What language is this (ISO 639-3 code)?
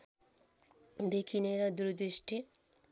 nep